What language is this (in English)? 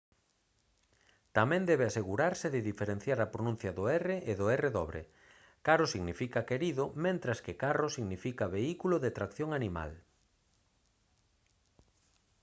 Galician